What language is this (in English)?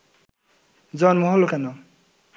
Bangla